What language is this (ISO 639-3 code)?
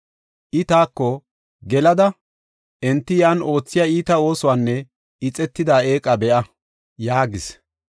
gof